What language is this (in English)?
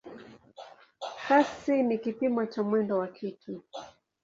Swahili